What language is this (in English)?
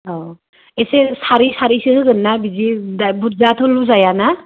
Bodo